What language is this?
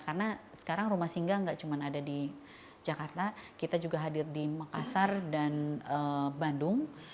Indonesian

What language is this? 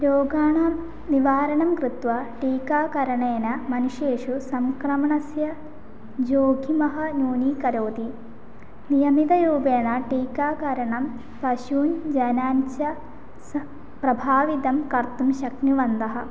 Sanskrit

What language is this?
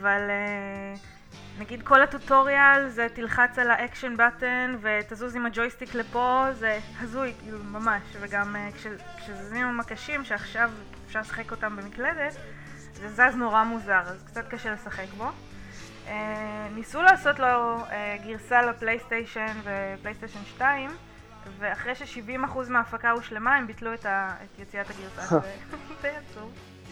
Hebrew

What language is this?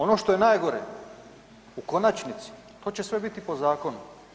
Croatian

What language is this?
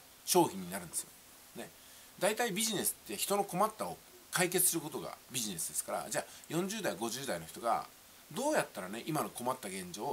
Japanese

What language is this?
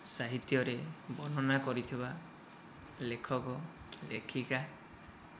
Odia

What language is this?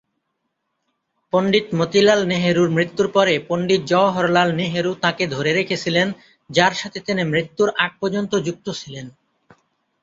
Bangla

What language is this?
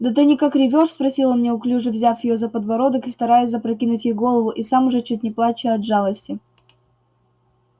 Russian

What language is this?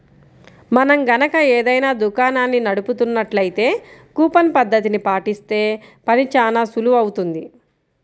Telugu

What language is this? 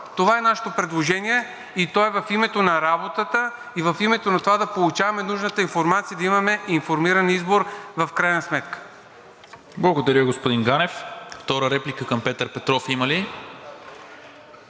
Bulgarian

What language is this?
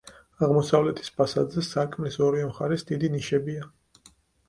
Georgian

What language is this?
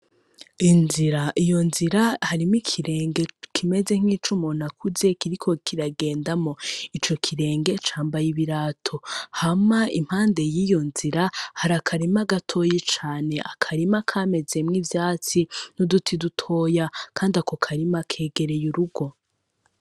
Rundi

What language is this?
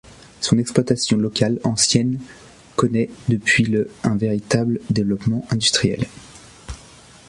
French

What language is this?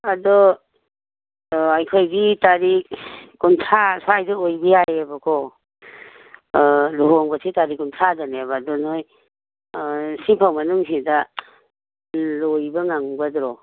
Manipuri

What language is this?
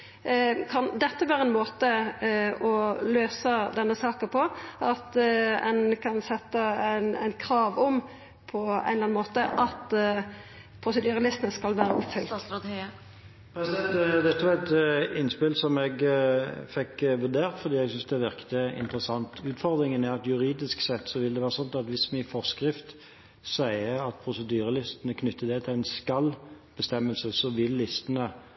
Norwegian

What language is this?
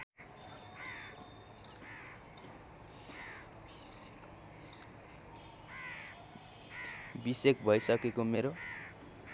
Nepali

